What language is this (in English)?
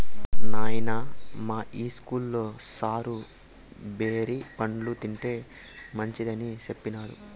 Telugu